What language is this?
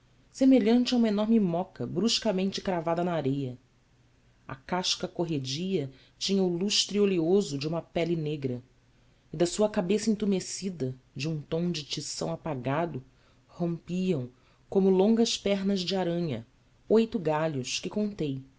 Portuguese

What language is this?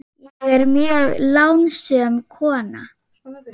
Icelandic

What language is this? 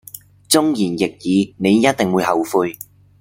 Cantonese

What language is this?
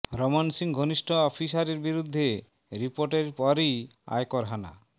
Bangla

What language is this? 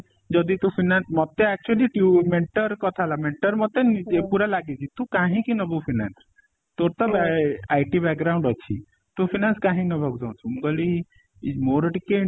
Odia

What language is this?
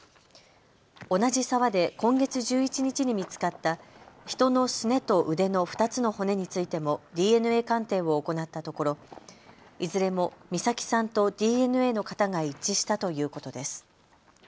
Japanese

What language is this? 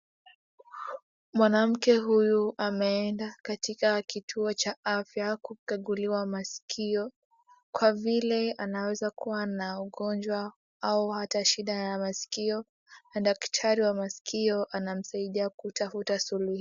Swahili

